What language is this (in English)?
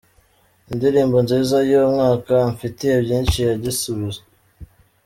Kinyarwanda